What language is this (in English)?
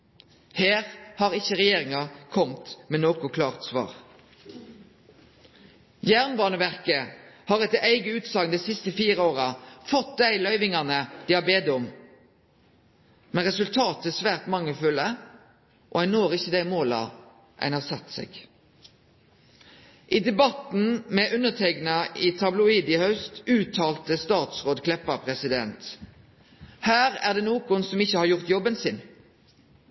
Norwegian Nynorsk